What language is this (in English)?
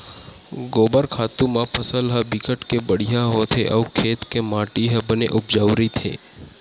Chhattisgarhi